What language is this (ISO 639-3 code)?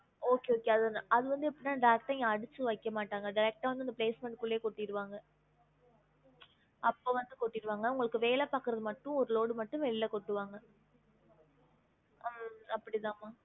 tam